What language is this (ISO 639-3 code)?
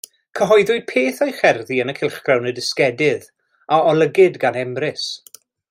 cym